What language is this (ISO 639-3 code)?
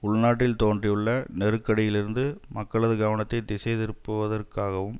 tam